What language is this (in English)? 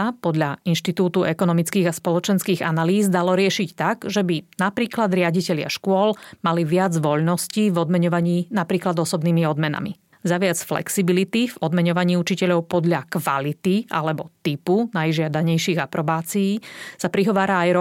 Slovak